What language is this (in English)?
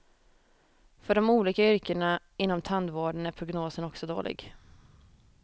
Swedish